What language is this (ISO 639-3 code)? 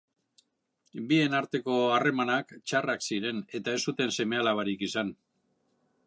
eus